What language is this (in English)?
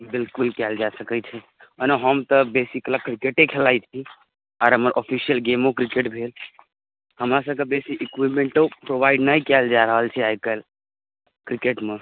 Maithili